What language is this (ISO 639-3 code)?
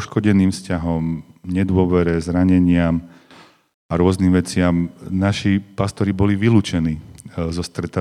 slk